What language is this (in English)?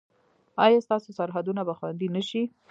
Pashto